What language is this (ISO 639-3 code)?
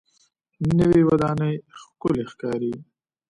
pus